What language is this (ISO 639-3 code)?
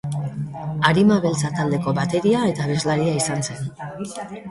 eus